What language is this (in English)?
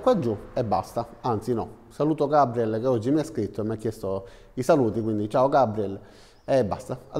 Italian